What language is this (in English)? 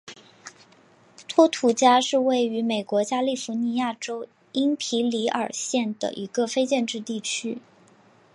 Chinese